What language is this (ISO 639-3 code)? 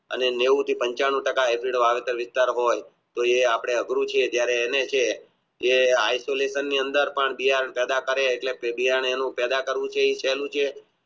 guj